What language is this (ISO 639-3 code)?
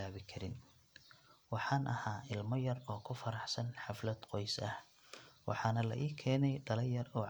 som